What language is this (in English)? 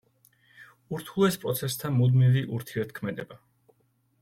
Georgian